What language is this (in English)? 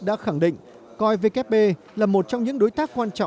Vietnamese